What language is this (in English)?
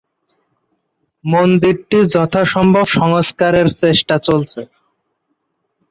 Bangla